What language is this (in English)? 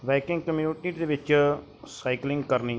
Punjabi